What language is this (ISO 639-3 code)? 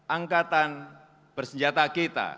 ind